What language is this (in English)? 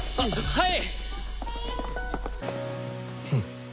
Japanese